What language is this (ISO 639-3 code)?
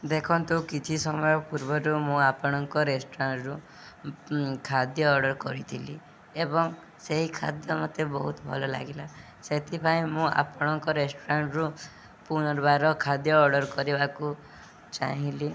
ori